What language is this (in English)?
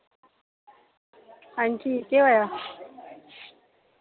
Dogri